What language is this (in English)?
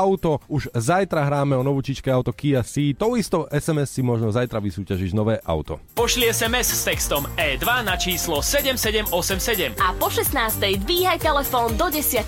Slovak